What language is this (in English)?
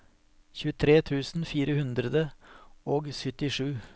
Norwegian